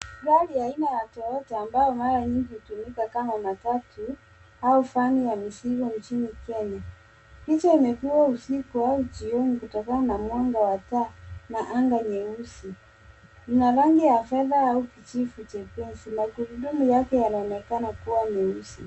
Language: Swahili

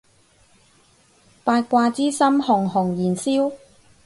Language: Cantonese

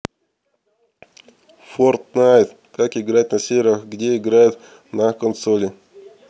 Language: Russian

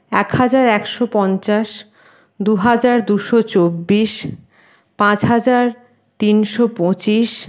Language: Bangla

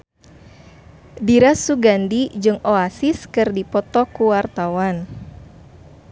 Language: Sundanese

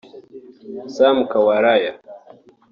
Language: Kinyarwanda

